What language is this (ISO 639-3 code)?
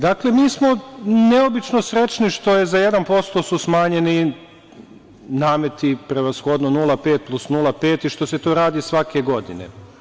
srp